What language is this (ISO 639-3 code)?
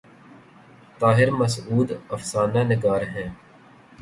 urd